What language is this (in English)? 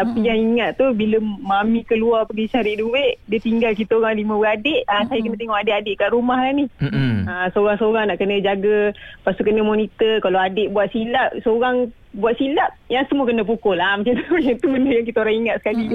Malay